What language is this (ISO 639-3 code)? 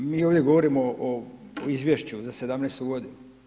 hrv